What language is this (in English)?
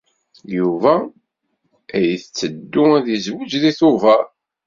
Kabyle